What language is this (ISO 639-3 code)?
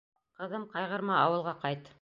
bak